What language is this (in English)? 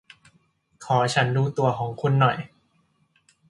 Thai